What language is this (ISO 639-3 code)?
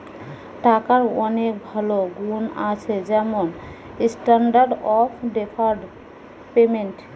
ben